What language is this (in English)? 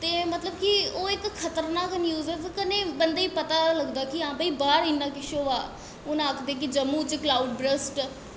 Dogri